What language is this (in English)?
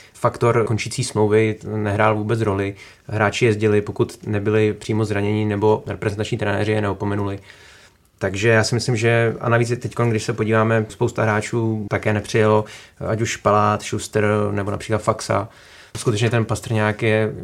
Czech